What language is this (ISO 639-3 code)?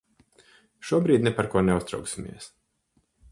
lav